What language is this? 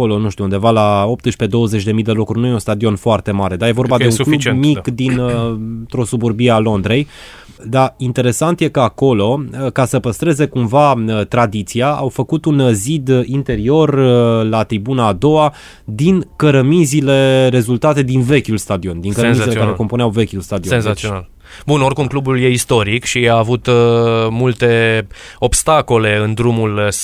Romanian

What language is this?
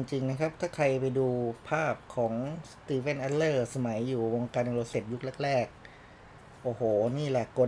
Thai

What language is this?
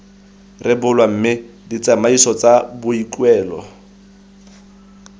Tswana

